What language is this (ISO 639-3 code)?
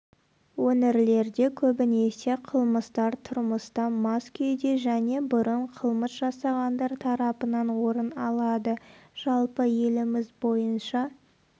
kaz